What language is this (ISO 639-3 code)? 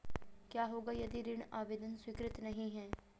hin